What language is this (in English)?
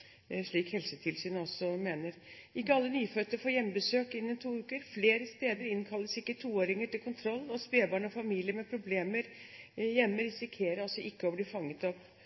Norwegian Bokmål